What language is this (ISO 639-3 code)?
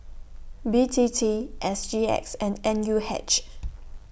eng